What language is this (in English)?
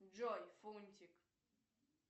Russian